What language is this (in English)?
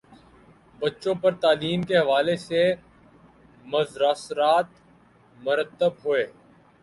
Urdu